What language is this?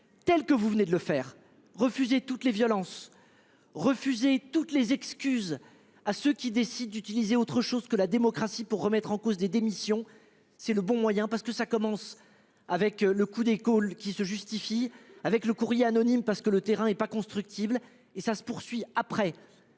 French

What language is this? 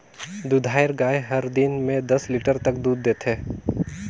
Chhattisgarhi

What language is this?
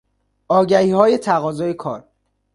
Persian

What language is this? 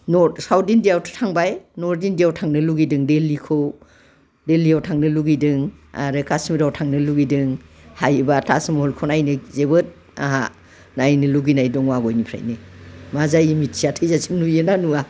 Bodo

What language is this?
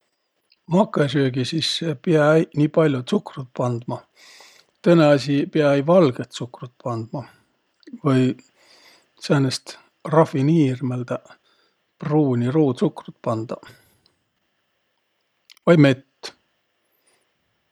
Võro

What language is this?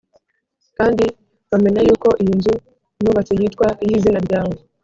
Kinyarwanda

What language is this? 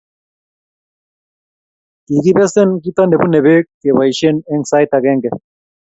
Kalenjin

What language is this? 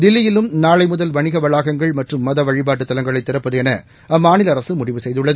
Tamil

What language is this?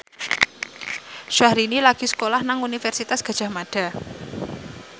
Javanese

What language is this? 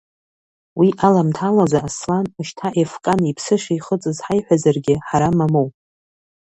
Abkhazian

